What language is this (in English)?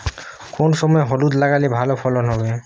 Bangla